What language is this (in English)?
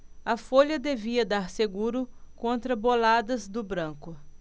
Portuguese